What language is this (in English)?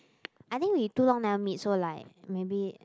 English